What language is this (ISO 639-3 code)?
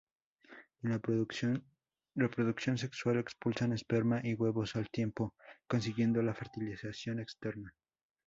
spa